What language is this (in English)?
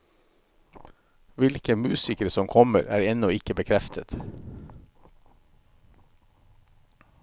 Norwegian